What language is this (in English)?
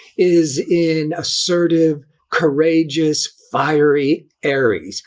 English